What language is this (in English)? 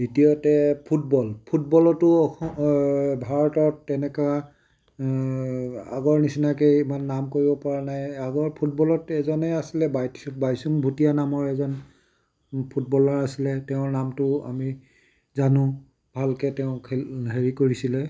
Assamese